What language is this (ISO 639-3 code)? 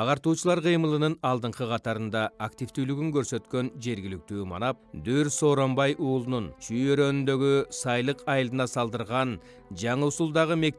tur